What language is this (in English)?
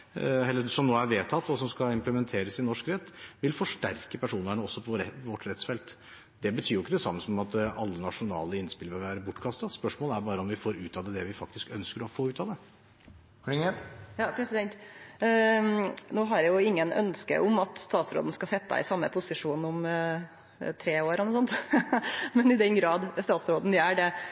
Norwegian